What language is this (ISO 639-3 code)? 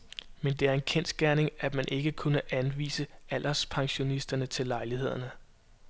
dan